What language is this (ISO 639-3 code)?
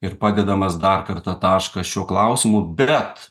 lit